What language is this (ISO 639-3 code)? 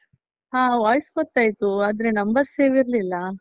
kan